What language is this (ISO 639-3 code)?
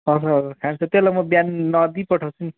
nep